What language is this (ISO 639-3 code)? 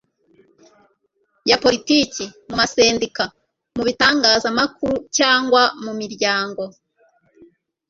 kin